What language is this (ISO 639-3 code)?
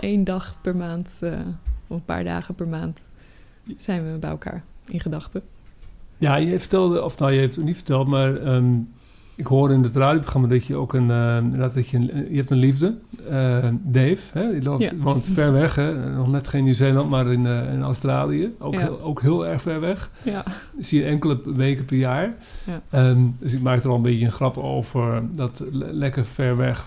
nld